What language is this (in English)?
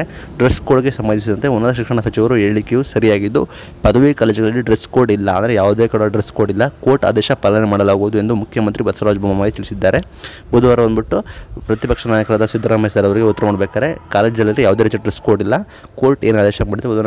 Indonesian